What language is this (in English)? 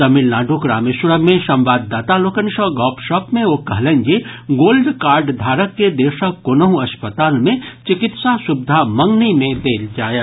Maithili